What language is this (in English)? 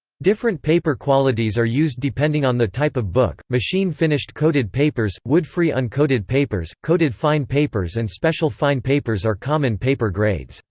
English